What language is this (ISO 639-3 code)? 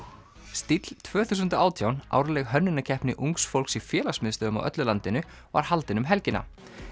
isl